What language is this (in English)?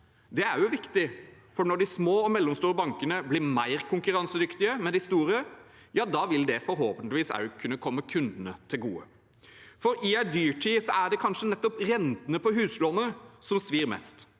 Norwegian